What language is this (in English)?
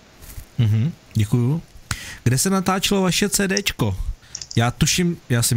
Czech